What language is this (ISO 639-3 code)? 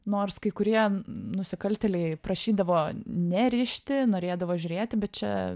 lit